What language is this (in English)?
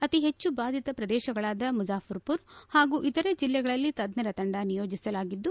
Kannada